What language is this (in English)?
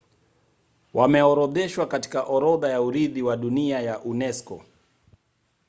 Swahili